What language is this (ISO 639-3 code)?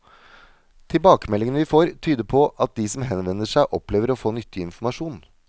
nor